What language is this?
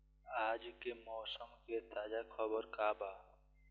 Bhojpuri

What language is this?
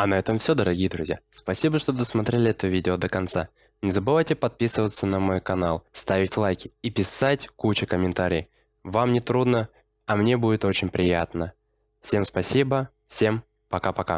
Russian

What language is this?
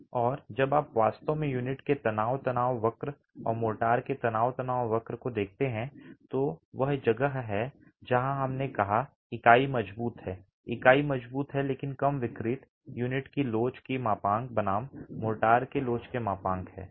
Hindi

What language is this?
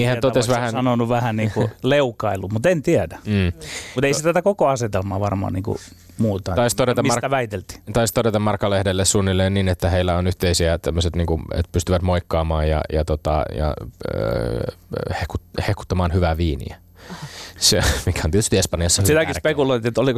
Finnish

